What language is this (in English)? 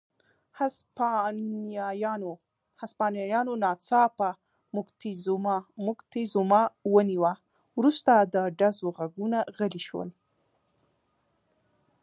Pashto